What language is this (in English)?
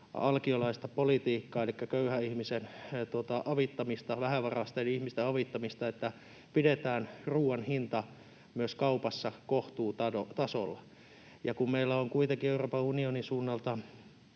Finnish